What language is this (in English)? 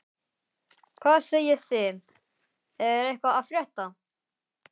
Icelandic